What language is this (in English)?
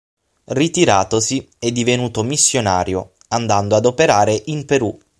Italian